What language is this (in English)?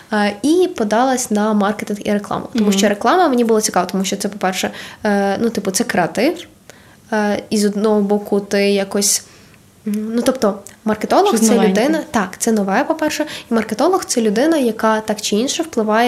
Ukrainian